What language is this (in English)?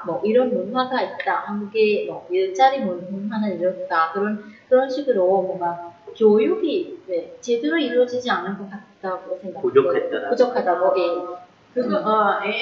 Korean